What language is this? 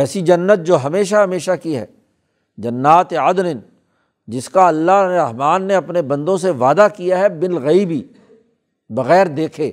Urdu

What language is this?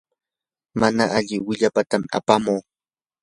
Yanahuanca Pasco Quechua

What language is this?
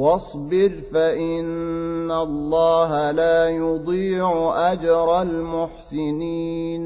Arabic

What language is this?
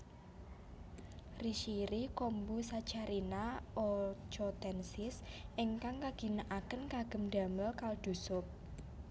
Javanese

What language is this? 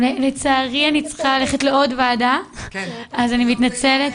Hebrew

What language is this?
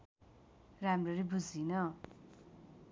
Nepali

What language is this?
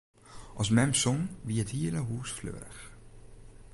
Western Frisian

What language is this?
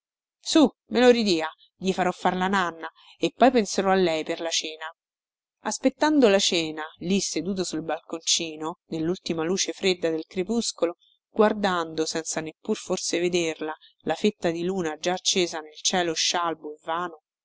Italian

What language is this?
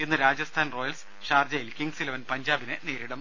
Malayalam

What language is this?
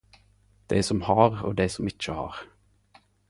Norwegian Nynorsk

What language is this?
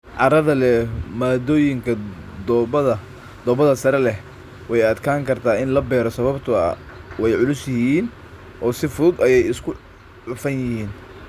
Somali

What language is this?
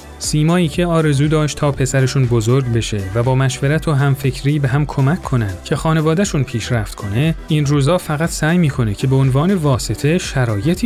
Persian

